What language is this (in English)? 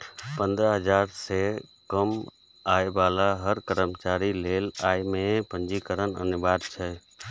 Maithili